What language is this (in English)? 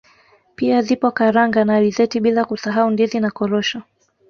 Swahili